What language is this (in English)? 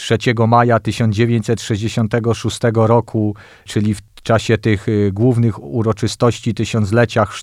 Polish